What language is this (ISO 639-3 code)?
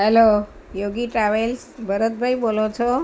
guj